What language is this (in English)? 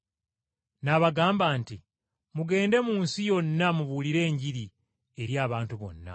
Ganda